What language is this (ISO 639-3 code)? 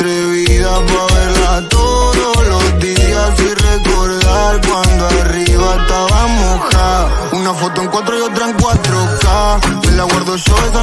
ron